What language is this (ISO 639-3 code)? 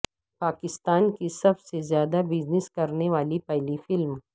urd